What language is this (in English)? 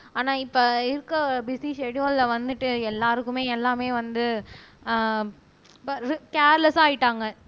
Tamil